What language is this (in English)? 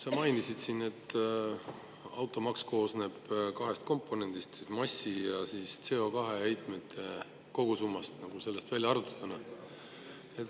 Estonian